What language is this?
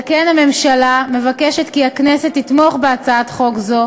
Hebrew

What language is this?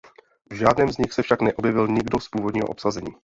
Czech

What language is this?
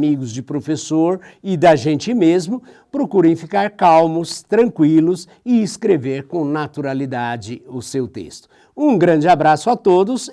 Portuguese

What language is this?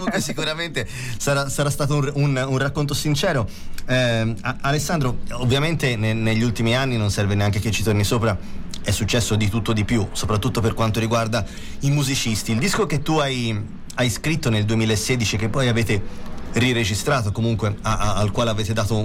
Italian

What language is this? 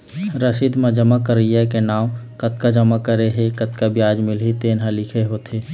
Chhattisgarhi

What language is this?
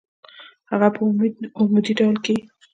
Pashto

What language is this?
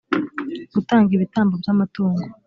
Kinyarwanda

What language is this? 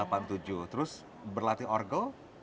Indonesian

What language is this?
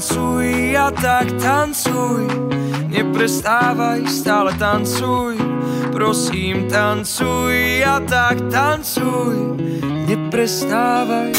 Slovak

